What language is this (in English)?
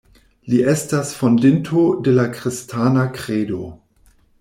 Esperanto